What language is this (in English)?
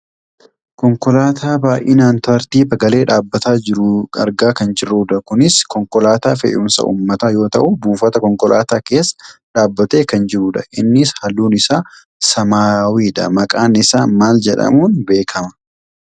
Oromo